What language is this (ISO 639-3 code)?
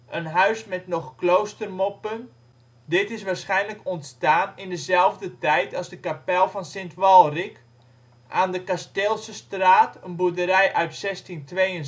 nld